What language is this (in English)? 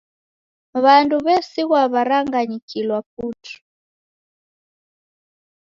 Taita